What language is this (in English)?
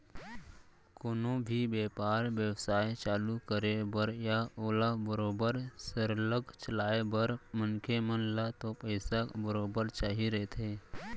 Chhattisgarhi